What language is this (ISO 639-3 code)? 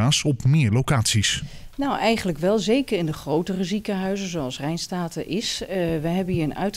nld